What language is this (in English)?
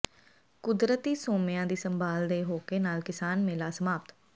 Punjabi